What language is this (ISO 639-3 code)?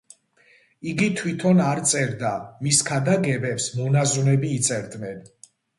kat